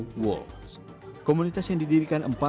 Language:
Indonesian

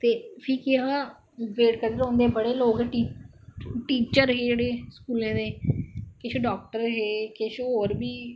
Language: Dogri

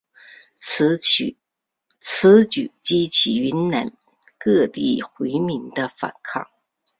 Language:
Chinese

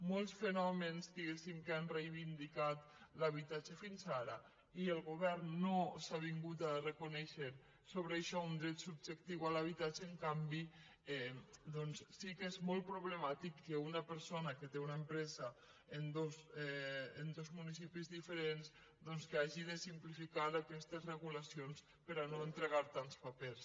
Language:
Catalan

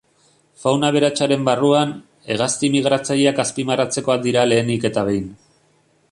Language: Basque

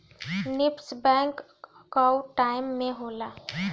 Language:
Bhojpuri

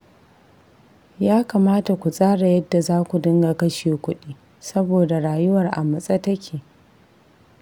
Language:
Hausa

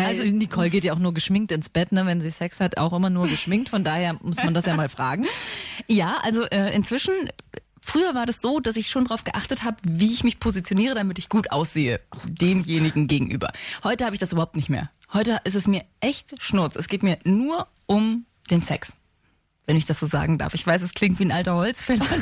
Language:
German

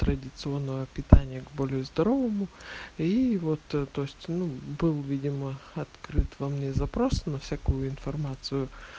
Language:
Russian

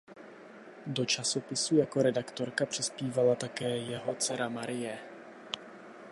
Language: Czech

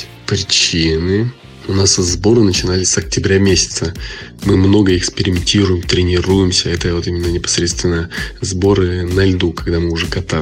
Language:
Russian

